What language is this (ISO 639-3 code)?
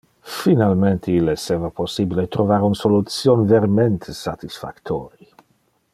ina